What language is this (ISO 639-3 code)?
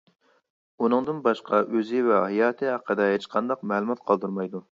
uig